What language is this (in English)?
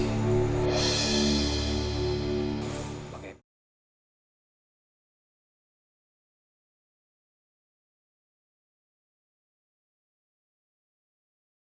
Indonesian